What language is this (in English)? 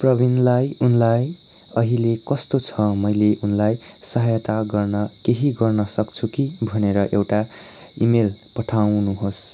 Nepali